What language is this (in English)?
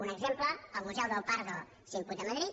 Catalan